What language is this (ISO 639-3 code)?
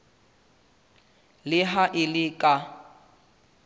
sot